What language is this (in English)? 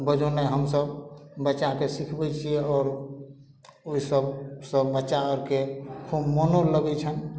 Maithili